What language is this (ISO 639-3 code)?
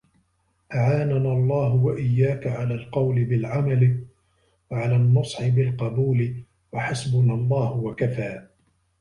ara